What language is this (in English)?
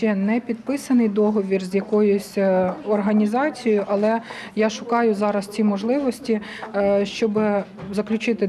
Ukrainian